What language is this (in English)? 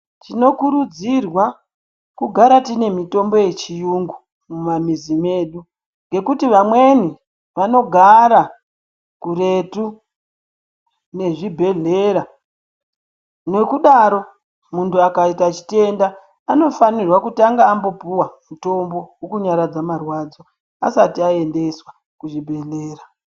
Ndau